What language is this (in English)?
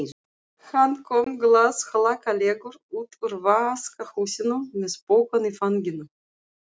Icelandic